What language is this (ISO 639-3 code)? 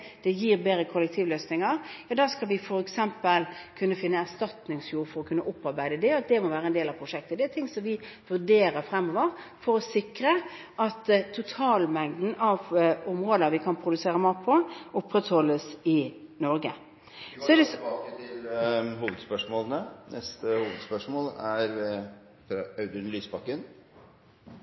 nor